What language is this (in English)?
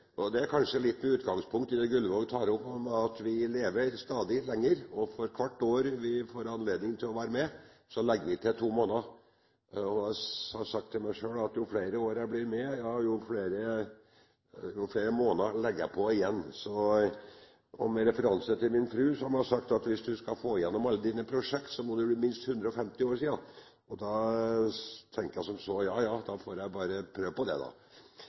Norwegian Bokmål